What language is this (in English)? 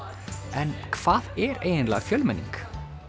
Icelandic